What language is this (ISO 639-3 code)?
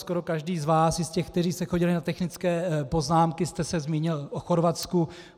ces